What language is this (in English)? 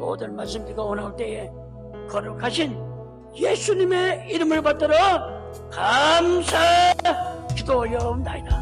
Korean